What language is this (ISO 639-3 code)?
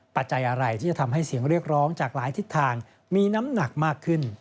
tha